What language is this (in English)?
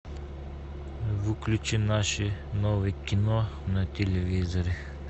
Russian